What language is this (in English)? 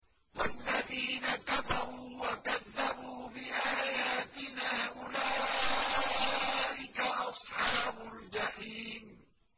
Arabic